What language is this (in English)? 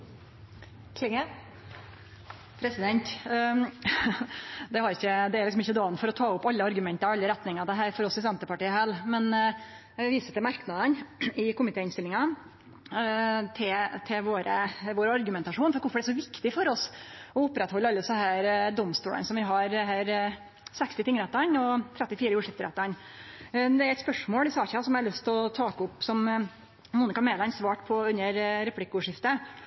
Norwegian Nynorsk